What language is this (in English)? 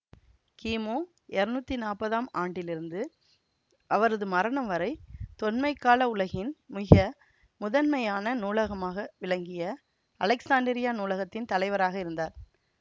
Tamil